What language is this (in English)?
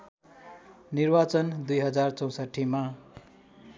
Nepali